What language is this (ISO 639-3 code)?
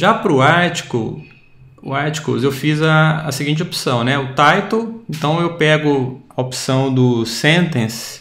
por